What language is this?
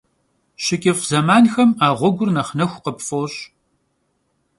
Kabardian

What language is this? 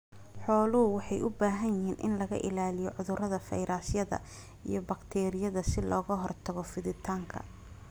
Somali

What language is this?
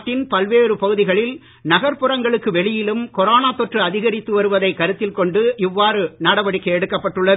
Tamil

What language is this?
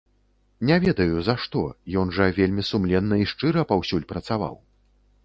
Belarusian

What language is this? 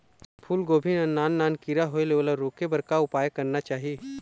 Chhattisgarhi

